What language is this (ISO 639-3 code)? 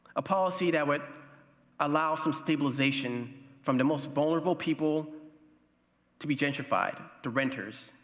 eng